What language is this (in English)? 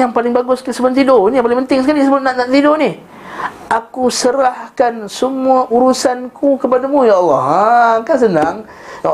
Malay